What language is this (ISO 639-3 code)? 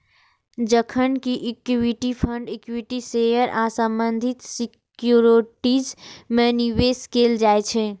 mai